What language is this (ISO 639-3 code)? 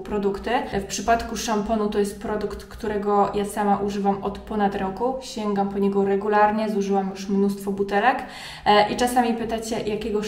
pol